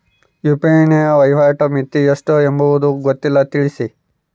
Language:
Kannada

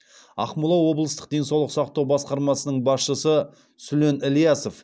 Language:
Kazakh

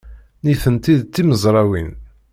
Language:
Kabyle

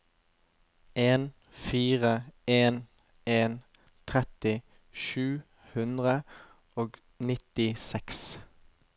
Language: Norwegian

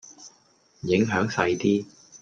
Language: Cantonese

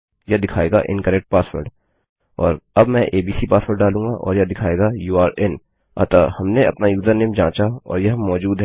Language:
Hindi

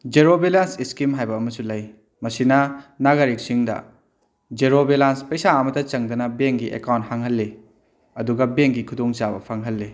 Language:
Manipuri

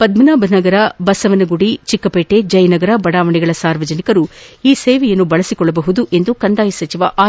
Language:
Kannada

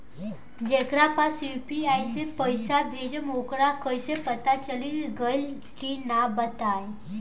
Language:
Bhojpuri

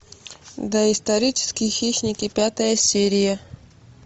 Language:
Russian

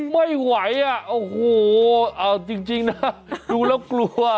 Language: Thai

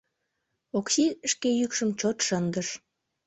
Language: Mari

